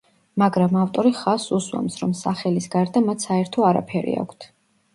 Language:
Georgian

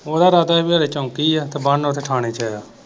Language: Punjabi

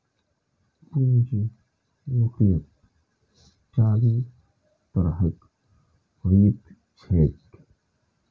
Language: Maithili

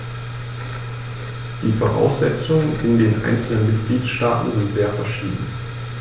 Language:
German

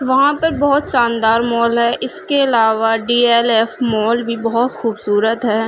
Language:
Urdu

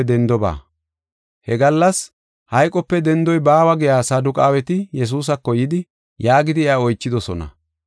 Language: Gofa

